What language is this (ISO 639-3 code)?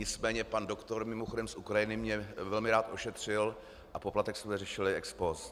ces